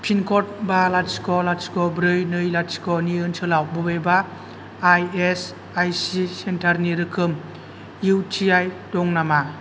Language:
Bodo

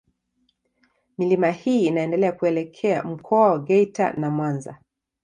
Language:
Swahili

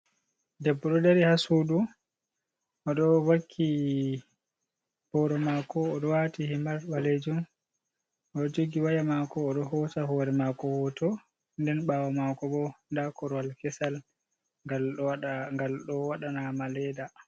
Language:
Fula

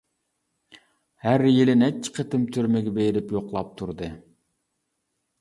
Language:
Uyghur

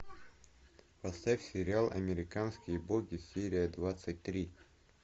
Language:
Russian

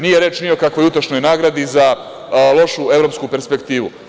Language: Serbian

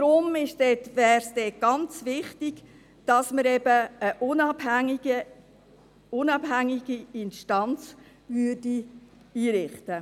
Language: Swiss German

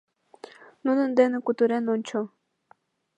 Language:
Mari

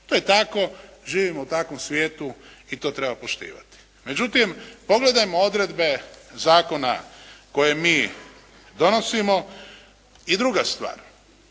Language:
Croatian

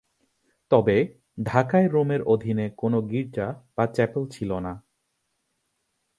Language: Bangla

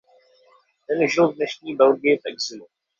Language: Czech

